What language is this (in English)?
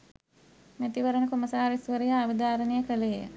Sinhala